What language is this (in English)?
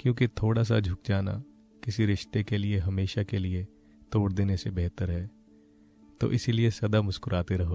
Hindi